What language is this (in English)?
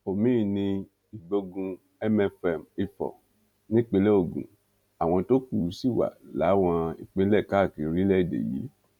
Yoruba